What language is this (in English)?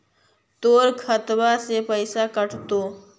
Magahi